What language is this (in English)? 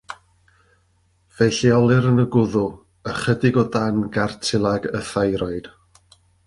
Welsh